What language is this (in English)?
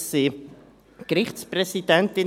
Swiss German